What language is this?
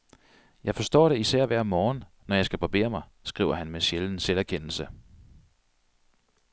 Danish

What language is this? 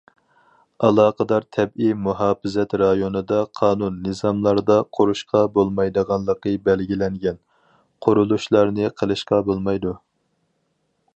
Uyghur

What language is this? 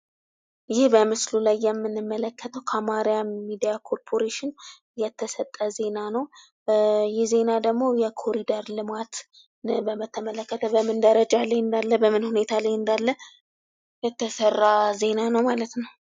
Amharic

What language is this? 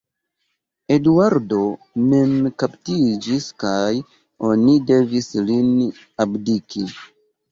Esperanto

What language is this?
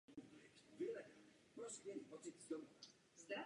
Czech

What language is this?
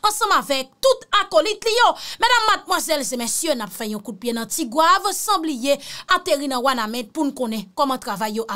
French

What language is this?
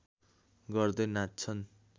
Nepali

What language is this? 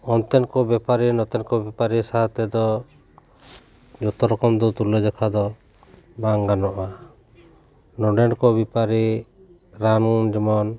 Santali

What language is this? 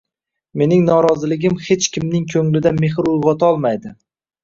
Uzbek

